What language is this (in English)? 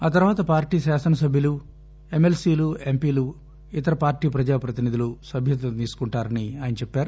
Telugu